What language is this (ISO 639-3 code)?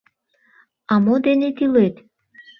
chm